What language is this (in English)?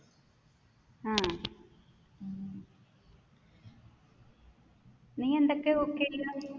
Malayalam